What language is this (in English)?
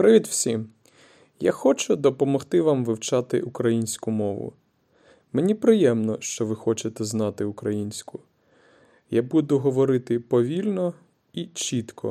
Ukrainian